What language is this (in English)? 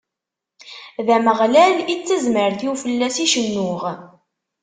Kabyle